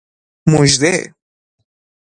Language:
Persian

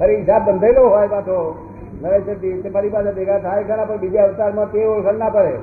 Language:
Gujarati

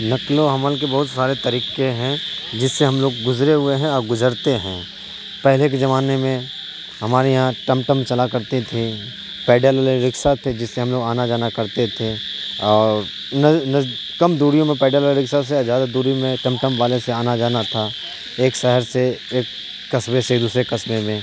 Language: Urdu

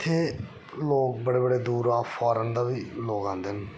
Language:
Dogri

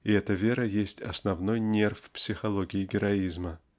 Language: Russian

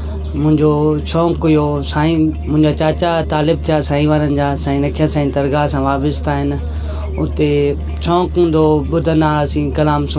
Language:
Sindhi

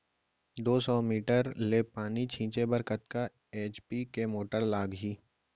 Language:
Chhattisgarhi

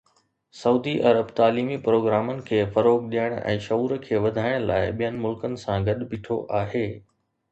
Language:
Sindhi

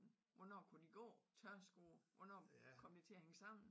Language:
Danish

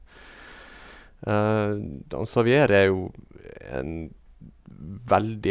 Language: Norwegian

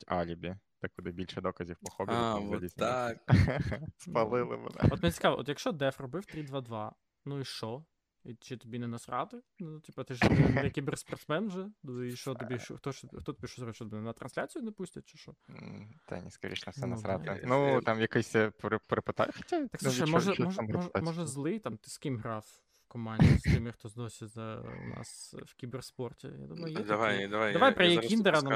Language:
Ukrainian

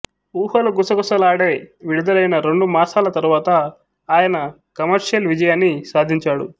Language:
Telugu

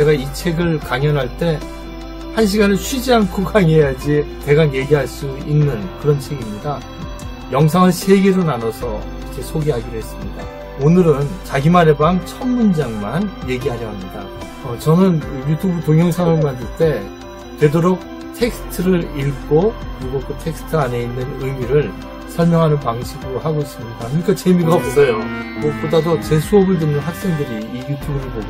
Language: Korean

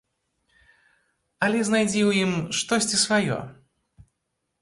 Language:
Belarusian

